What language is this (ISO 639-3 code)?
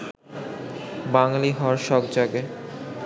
ben